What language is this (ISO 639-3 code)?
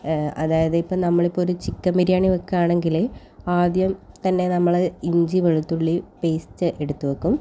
mal